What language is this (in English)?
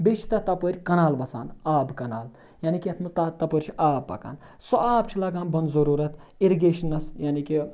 Kashmiri